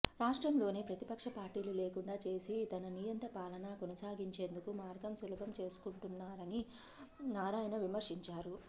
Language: Telugu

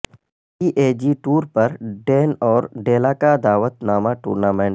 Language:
Urdu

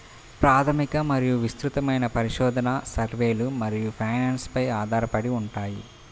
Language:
Telugu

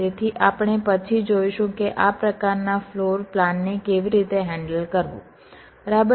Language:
Gujarati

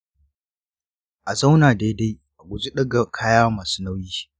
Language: Hausa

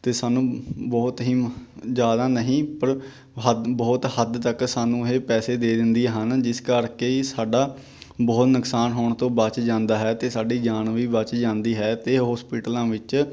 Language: Punjabi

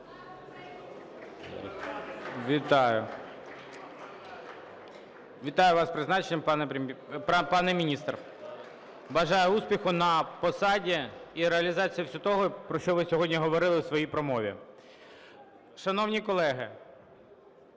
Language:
Ukrainian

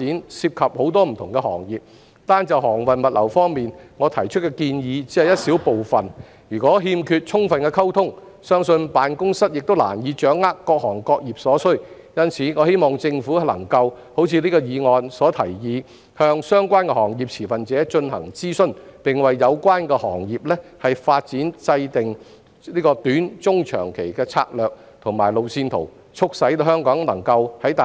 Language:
Cantonese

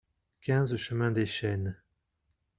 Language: French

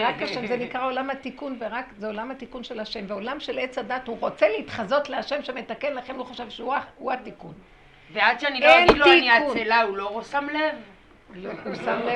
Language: Hebrew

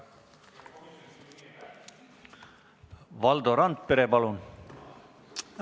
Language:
Estonian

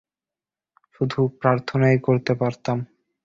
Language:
Bangla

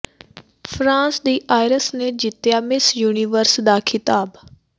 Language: Punjabi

